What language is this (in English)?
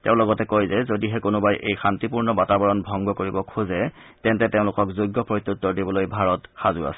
Assamese